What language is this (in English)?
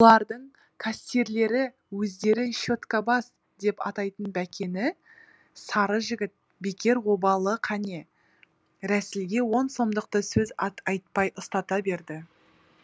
Kazakh